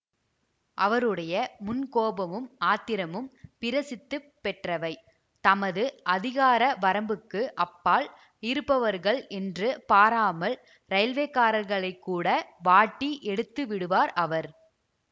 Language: Tamil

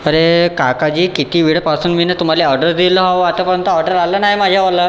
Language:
Marathi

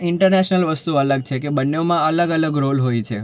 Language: Gujarati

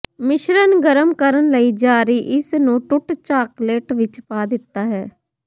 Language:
Punjabi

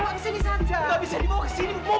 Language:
Indonesian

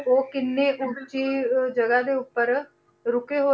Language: Punjabi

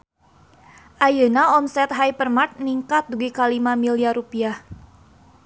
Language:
Sundanese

